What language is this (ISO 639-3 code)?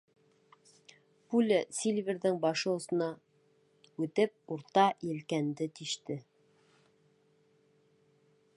bak